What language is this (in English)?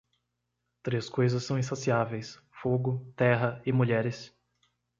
Portuguese